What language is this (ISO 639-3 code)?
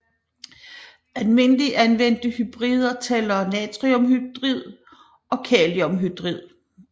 dan